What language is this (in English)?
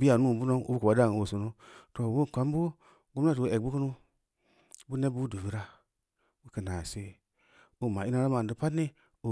Samba Leko